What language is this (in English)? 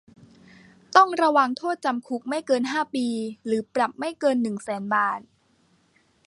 Thai